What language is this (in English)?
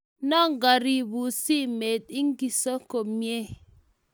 Kalenjin